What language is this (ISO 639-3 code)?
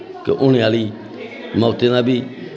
doi